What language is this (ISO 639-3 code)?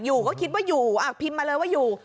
tha